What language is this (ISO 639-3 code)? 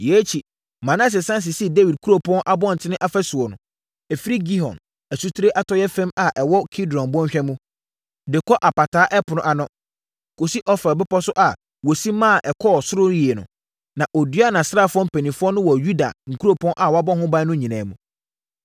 aka